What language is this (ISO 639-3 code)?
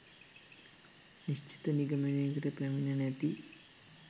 sin